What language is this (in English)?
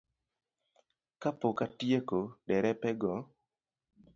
Luo (Kenya and Tanzania)